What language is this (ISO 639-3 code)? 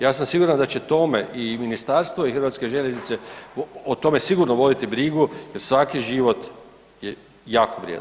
hrv